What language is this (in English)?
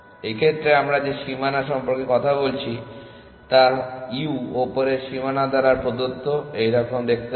Bangla